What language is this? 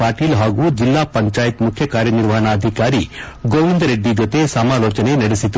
Kannada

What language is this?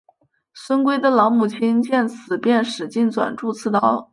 Chinese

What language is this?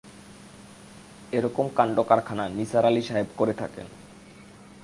Bangla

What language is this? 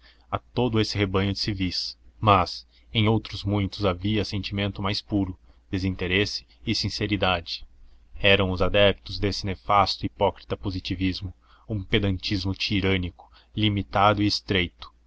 Portuguese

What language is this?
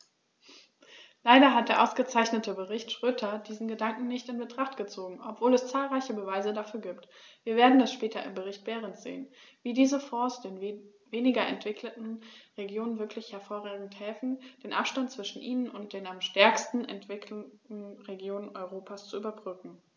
German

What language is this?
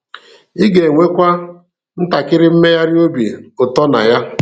Igbo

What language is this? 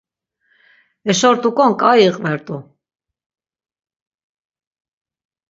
Laz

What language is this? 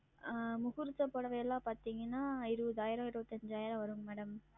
Tamil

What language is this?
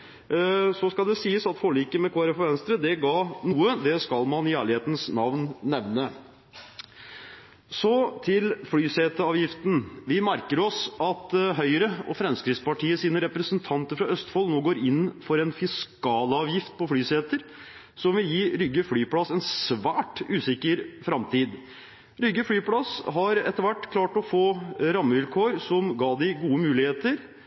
Norwegian Bokmål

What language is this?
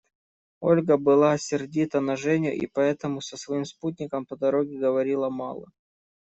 Russian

